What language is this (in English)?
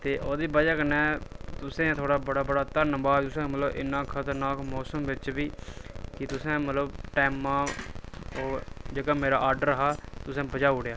Dogri